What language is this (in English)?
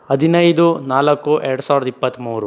Kannada